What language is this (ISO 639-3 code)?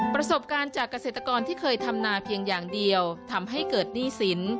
tha